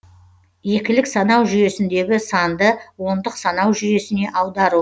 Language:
Kazakh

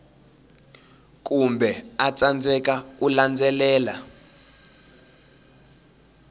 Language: Tsonga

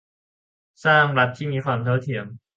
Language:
Thai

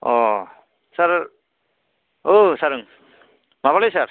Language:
Bodo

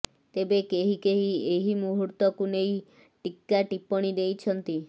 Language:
Odia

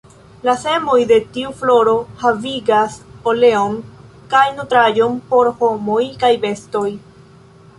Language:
Esperanto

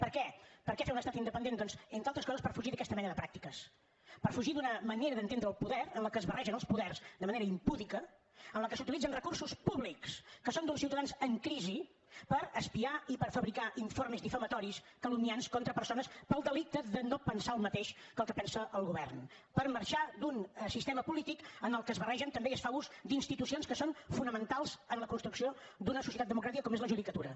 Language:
Catalan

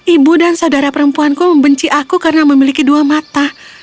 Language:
Indonesian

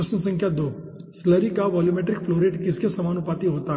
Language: Hindi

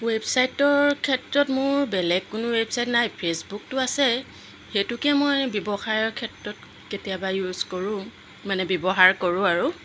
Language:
Assamese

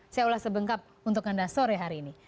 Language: Indonesian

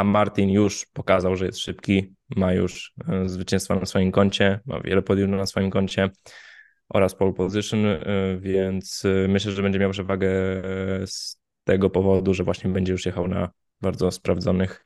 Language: Polish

